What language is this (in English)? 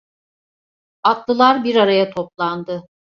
Turkish